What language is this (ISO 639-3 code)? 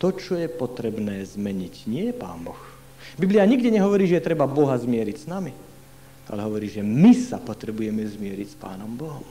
slk